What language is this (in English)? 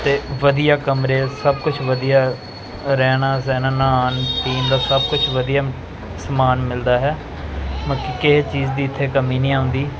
Punjabi